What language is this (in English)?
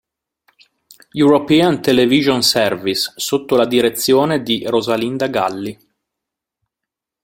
Italian